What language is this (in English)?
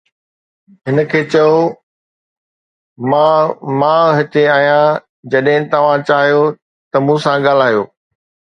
Sindhi